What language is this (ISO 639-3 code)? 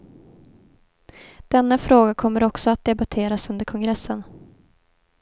swe